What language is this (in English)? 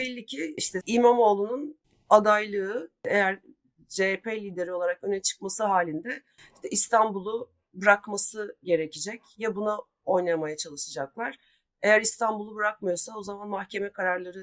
Turkish